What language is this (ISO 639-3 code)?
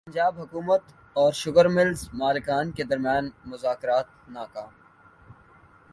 urd